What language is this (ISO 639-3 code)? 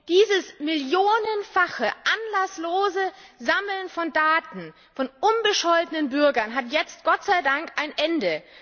deu